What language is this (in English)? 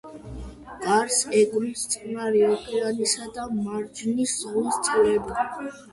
Georgian